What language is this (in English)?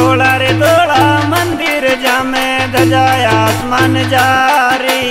Hindi